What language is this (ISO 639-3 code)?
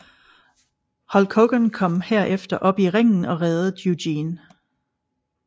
dan